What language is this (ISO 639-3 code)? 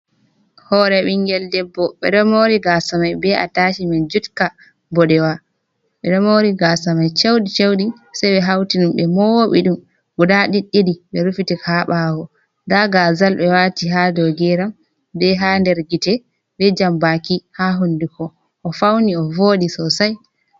ful